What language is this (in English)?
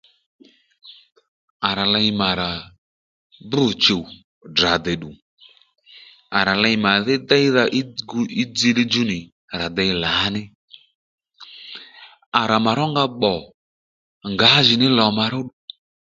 Lendu